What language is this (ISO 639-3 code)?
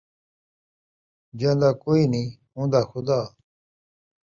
skr